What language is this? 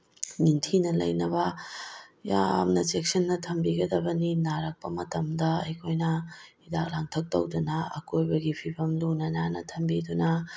Manipuri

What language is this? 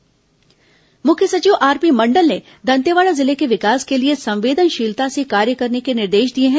Hindi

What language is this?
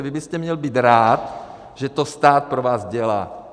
Czech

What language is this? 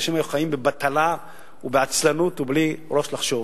Hebrew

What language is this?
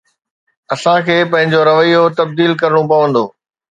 Sindhi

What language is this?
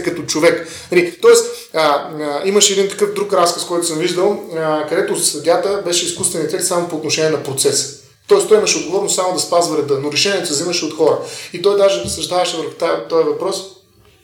Bulgarian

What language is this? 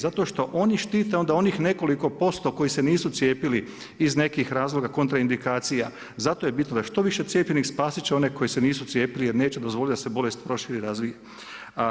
Croatian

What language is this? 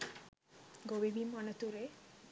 Sinhala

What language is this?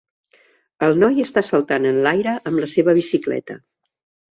Catalan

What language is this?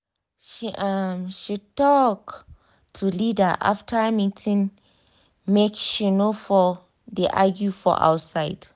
Nigerian Pidgin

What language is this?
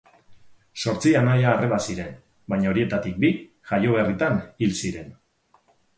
Basque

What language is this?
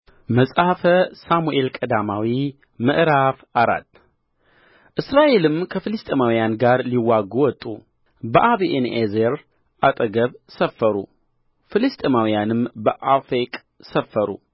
Amharic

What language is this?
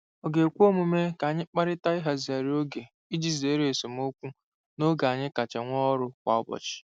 Igbo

